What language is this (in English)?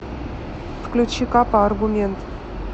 Russian